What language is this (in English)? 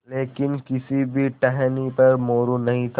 Hindi